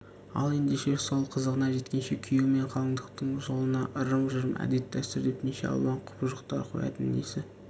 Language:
Kazakh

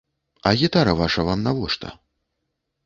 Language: Belarusian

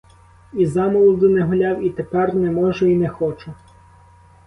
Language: Ukrainian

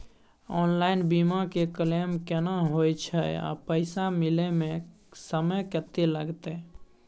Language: Maithili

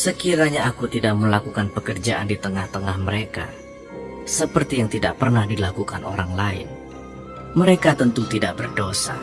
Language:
Indonesian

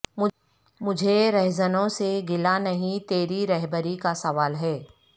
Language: Urdu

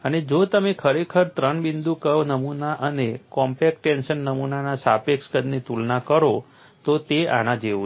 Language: Gujarati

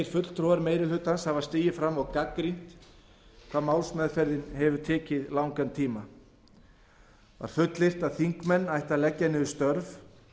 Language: Icelandic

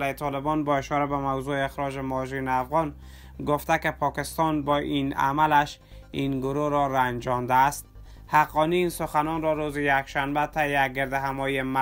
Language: Persian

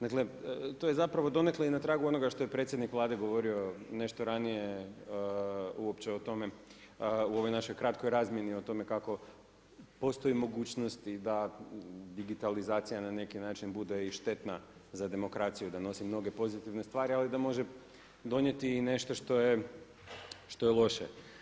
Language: Croatian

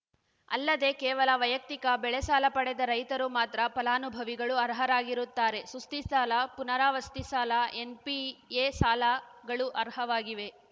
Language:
Kannada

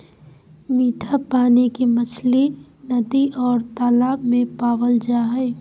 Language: Magahi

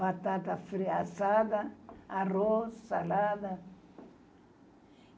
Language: Portuguese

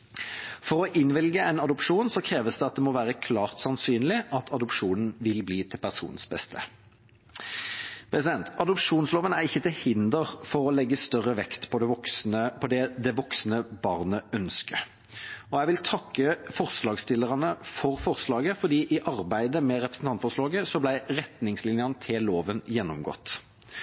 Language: Norwegian Bokmål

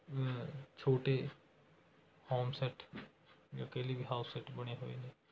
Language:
Punjabi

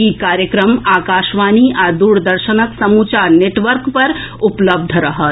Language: Maithili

